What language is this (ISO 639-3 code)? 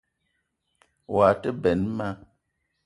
eto